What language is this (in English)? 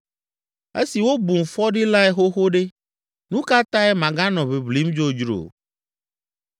Ewe